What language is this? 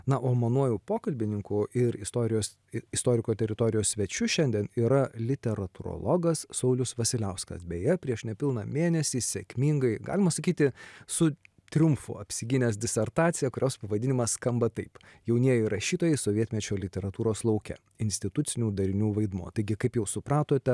Lithuanian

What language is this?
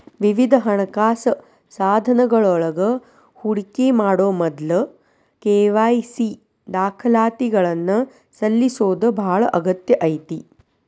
Kannada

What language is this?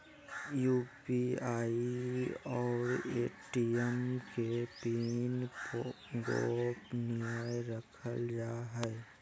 Magahi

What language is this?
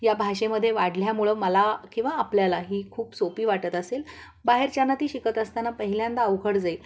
Marathi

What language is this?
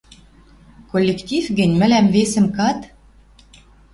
Western Mari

